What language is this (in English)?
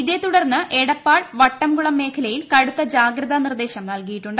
Malayalam